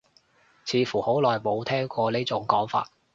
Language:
Cantonese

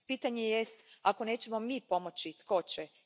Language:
Croatian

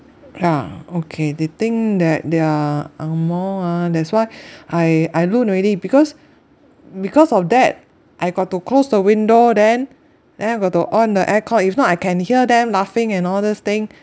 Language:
English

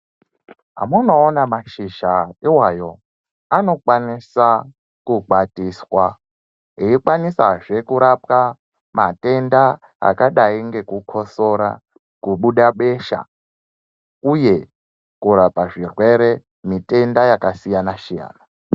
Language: Ndau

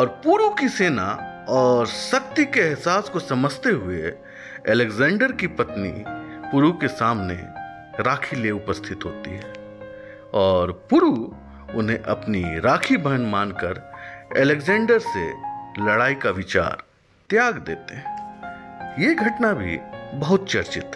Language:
Hindi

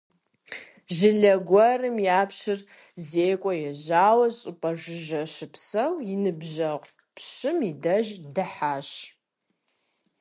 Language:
Kabardian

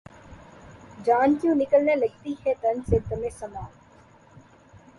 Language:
Urdu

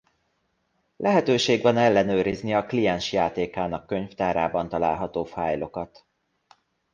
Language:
Hungarian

